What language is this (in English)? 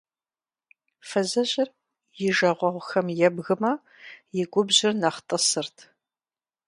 Kabardian